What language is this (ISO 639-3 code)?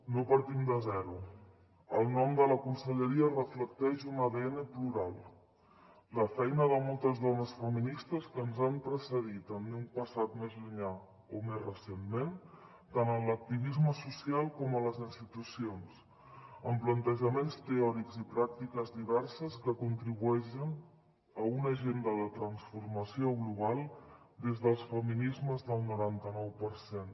cat